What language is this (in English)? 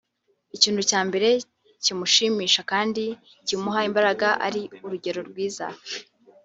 Kinyarwanda